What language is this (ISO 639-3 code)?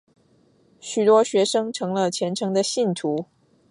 zho